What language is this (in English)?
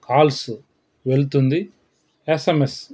Telugu